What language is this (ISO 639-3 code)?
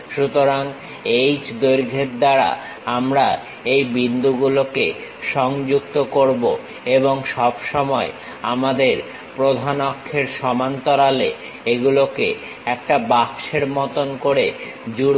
ben